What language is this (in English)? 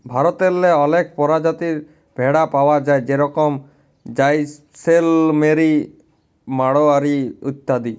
Bangla